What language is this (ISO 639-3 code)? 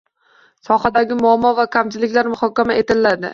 uzb